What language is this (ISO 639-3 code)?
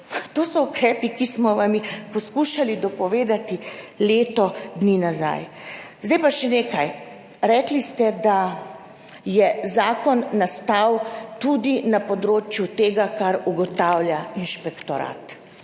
slv